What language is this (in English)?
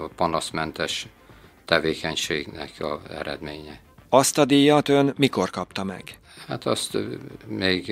Hungarian